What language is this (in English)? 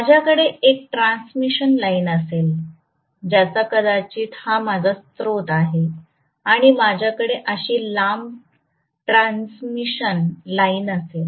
Marathi